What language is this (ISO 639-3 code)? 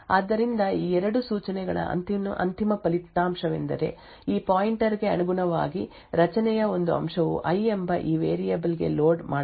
kan